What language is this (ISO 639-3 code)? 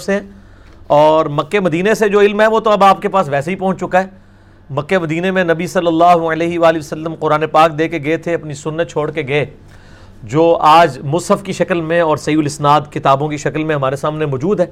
urd